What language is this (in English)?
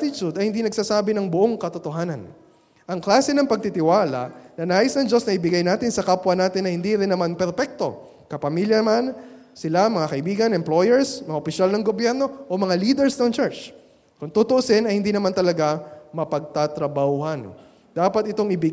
Filipino